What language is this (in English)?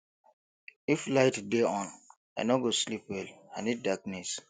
Nigerian Pidgin